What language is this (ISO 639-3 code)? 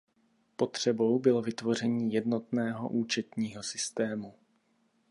ces